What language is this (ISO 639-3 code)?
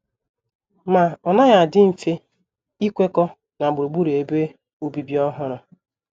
ibo